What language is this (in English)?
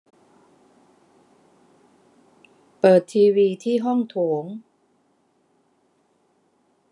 Thai